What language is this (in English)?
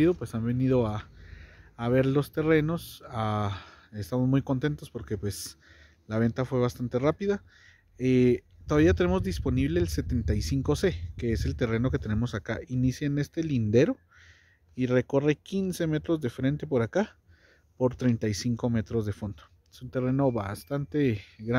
Spanish